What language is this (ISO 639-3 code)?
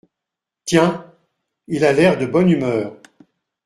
fra